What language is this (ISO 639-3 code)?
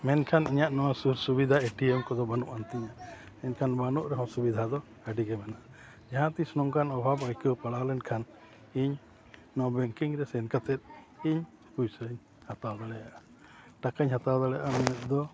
sat